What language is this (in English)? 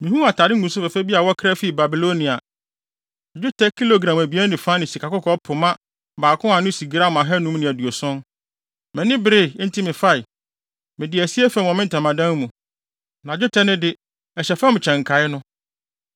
Akan